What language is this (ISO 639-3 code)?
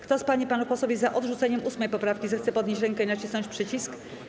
pol